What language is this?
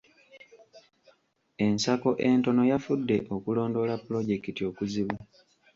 Ganda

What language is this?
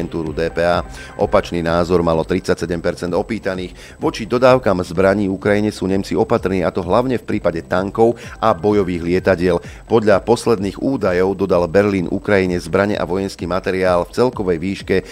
Slovak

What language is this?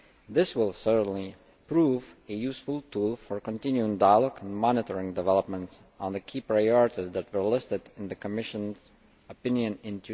English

